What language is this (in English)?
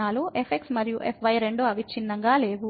Telugu